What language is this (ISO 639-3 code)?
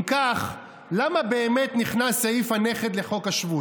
heb